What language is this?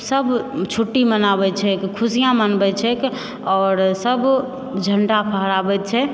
Maithili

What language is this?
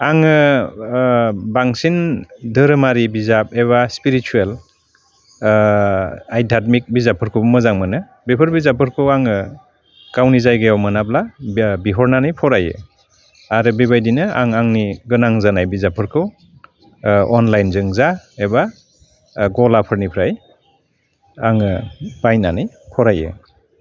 Bodo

